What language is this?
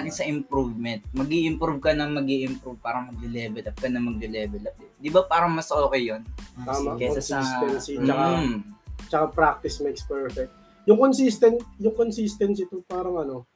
Filipino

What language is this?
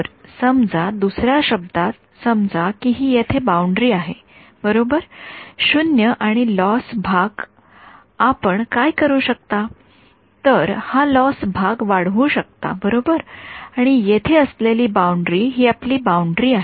Marathi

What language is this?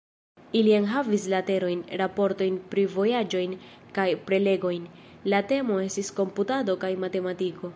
Esperanto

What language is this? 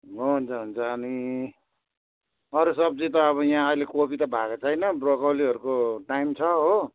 Nepali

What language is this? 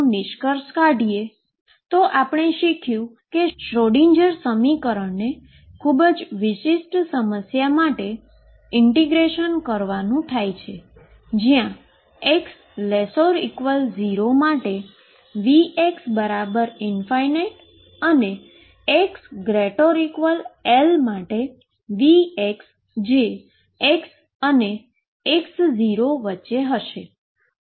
Gujarati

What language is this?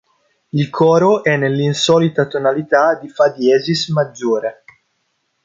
Italian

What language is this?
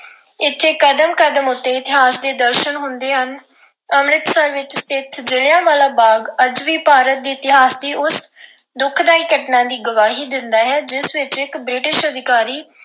Punjabi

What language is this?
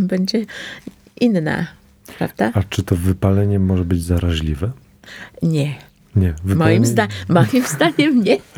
Polish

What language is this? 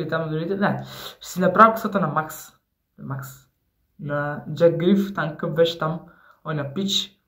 Bulgarian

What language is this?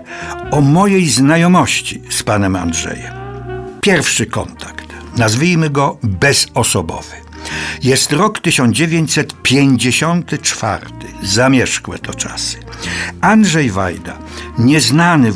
Polish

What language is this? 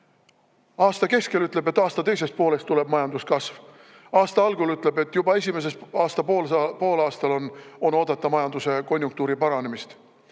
Estonian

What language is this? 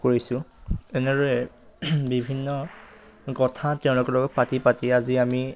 Assamese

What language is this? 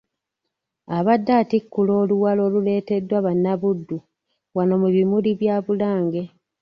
Ganda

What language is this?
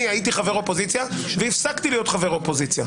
Hebrew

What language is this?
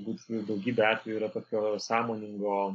Lithuanian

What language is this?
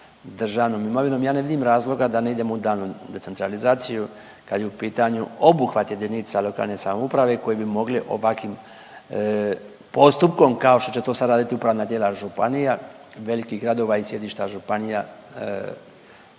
Croatian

